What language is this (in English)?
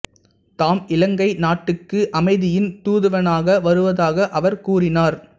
Tamil